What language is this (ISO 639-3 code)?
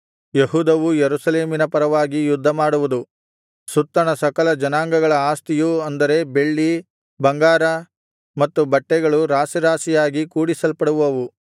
kan